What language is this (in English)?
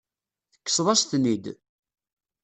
Kabyle